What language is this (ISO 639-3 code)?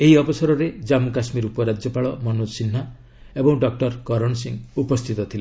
ori